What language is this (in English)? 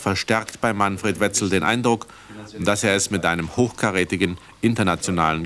German